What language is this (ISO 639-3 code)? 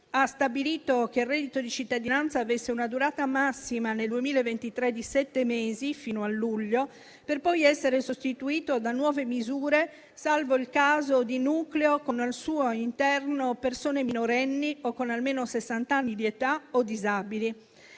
ita